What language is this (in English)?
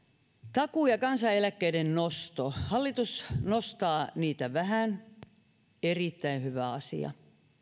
Finnish